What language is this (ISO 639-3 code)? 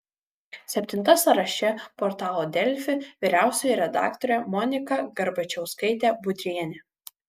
lit